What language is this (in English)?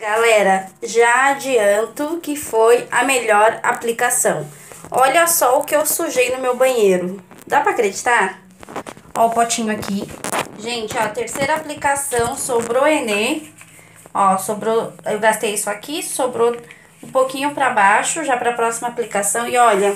Portuguese